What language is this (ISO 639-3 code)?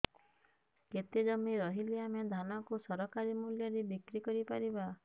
ori